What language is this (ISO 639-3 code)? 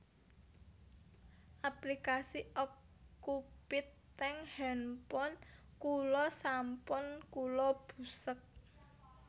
jav